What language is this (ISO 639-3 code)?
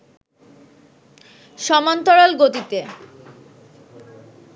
ben